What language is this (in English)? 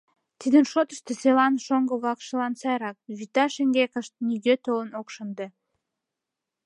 Mari